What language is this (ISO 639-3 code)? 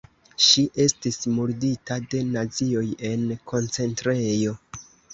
epo